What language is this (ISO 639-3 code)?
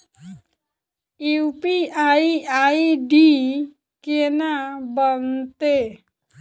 mai